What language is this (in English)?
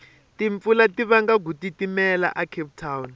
Tsonga